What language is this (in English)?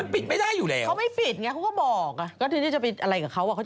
Thai